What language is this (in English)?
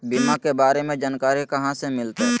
Magahi